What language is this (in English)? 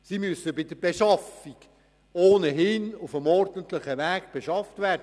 Swiss German